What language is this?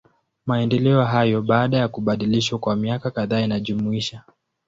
Swahili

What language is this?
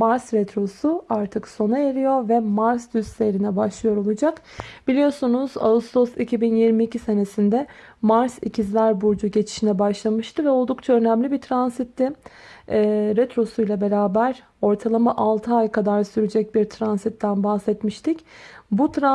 Turkish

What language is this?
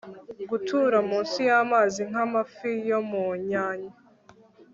Kinyarwanda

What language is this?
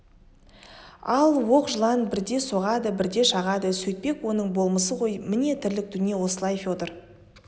Kazakh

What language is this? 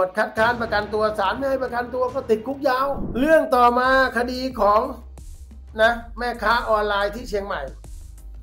Thai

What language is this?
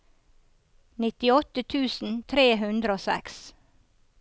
Norwegian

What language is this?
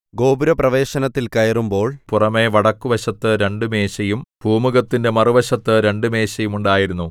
Malayalam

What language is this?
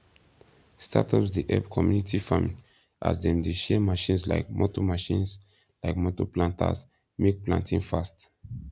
Nigerian Pidgin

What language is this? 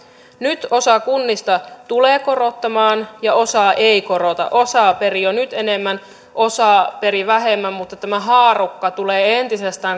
Finnish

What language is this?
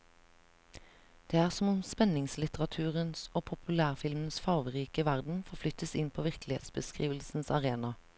Norwegian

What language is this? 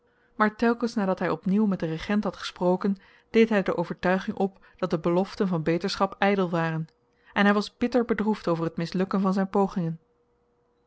Dutch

